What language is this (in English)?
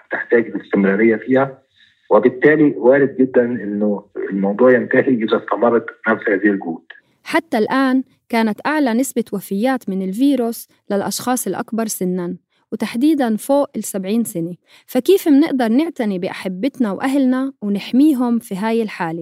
Arabic